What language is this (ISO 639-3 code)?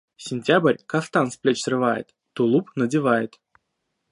rus